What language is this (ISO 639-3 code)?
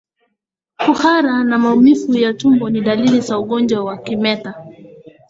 swa